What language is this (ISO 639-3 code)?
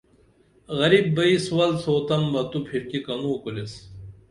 dml